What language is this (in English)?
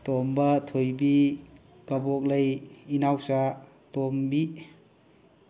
Manipuri